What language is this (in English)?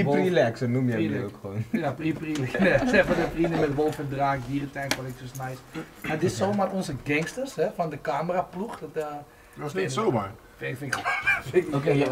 Dutch